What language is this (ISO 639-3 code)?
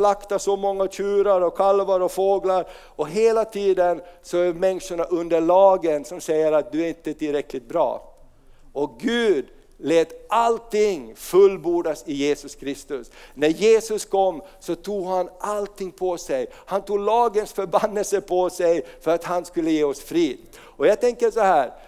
swe